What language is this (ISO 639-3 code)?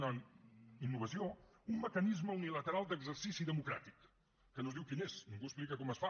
cat